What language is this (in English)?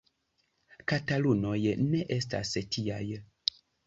Esperanto